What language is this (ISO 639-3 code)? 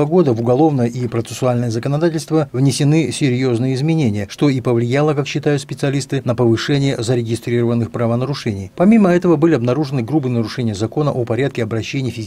rus